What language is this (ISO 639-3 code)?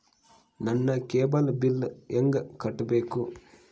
kan